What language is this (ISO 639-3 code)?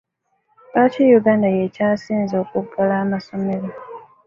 lug